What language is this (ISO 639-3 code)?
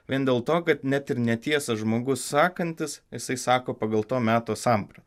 lit